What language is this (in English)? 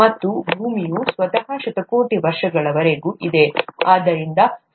Kannada